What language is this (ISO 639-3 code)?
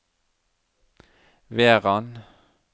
nor